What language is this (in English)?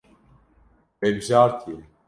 Kurdish